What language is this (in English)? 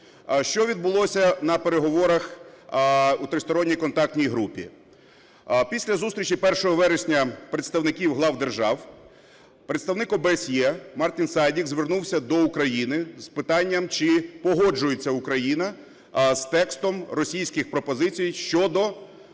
Ukrainian